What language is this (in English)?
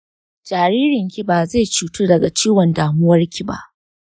Hausa